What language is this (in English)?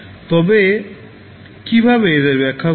Bangla